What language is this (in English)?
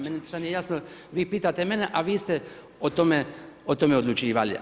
Croatian